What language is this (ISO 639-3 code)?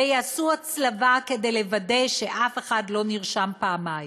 heb